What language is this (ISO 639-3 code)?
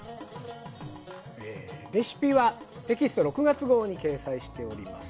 jpn